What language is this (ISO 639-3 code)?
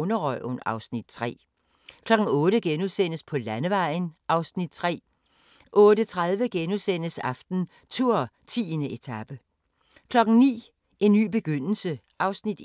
dan